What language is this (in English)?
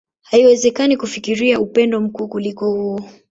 Swahili